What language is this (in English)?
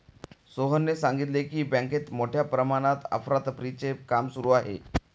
Marathi